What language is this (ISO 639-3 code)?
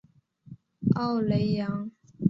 zho